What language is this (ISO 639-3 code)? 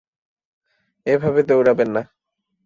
ben